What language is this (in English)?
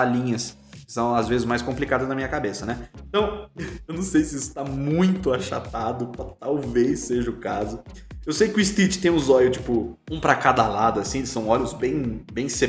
Portuguese